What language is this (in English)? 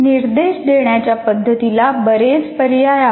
Marathi